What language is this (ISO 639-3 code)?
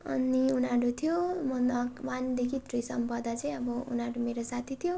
nep